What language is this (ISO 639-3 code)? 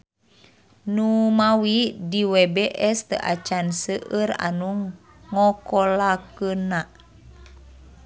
sun